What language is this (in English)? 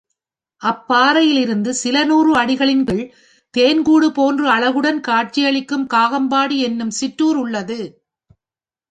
Tamil